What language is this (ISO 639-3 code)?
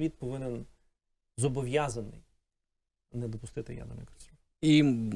ukr